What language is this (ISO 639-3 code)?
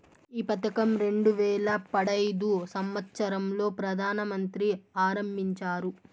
tel